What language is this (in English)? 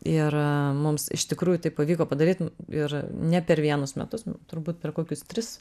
Lithuanian